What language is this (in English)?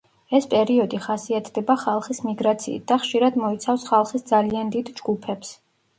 Georgian